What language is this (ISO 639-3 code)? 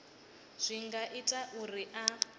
ven